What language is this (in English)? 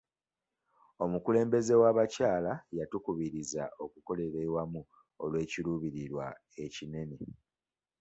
Ganda